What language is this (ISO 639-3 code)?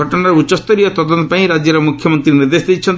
ori